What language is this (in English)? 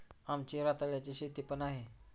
Marathi